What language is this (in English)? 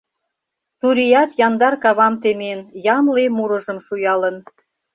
Mari